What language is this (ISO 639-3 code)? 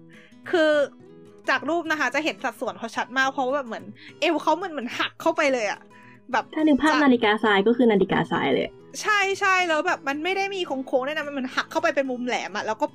tha